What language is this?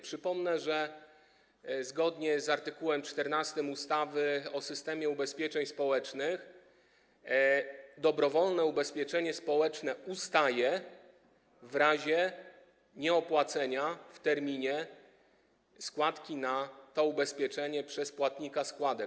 Polish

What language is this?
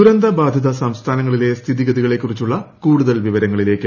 Malayalam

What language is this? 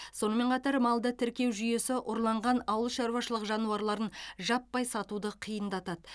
Kazakh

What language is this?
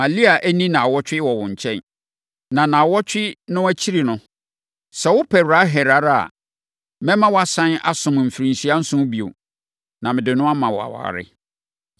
Akan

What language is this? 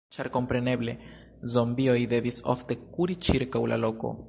Esperanto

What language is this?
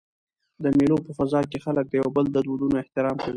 Pashto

